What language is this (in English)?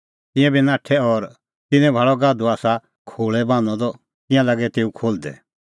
Kullu Pahari